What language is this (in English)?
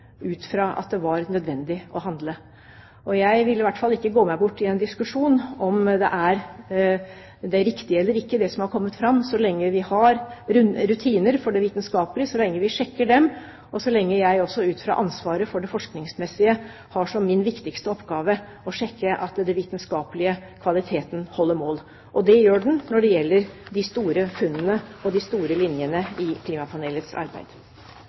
Norwegian Bokmål